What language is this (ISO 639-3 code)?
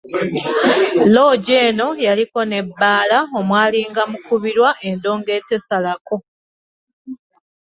lug